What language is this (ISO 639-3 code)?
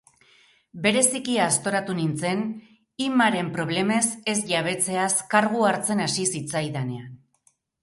eus